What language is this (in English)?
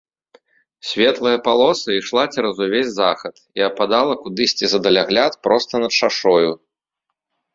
Belarusian